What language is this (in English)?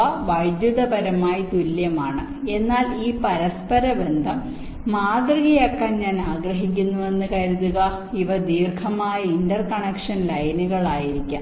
Malayalam